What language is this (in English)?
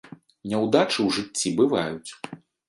Belarusian